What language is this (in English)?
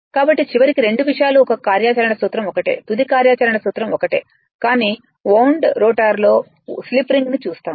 Telugu